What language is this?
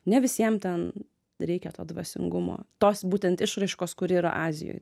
Lithuanian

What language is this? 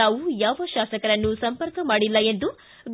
Kannada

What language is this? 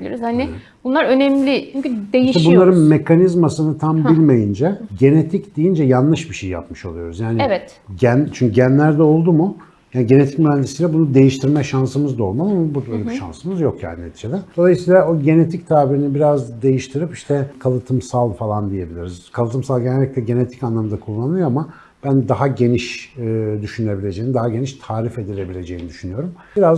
Turkish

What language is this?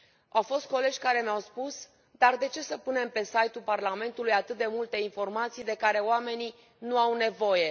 Romanian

